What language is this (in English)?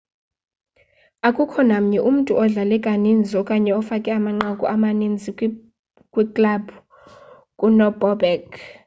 Xhosa